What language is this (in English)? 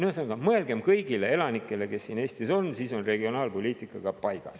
Estonian